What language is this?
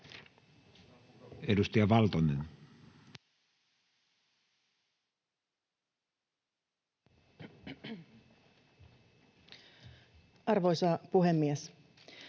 Finnish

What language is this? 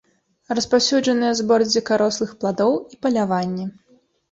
Belarusian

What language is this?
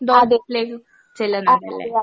Malayalam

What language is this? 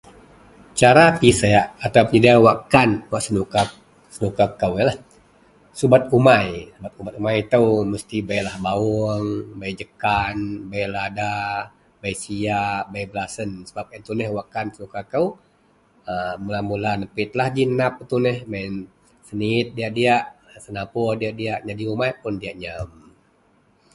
Central Melanau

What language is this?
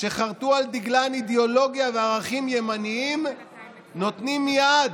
Hebrew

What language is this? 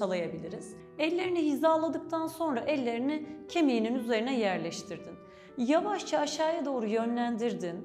Turkish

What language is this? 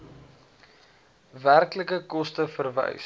Afrikaans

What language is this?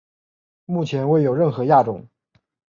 Chinese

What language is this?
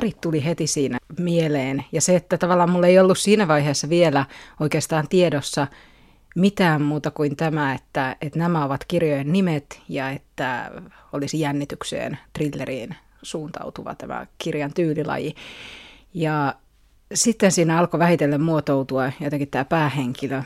Finnish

